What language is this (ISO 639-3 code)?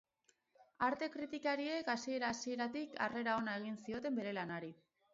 eus